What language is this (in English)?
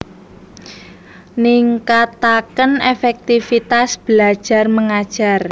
Javanese